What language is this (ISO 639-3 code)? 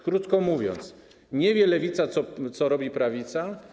pol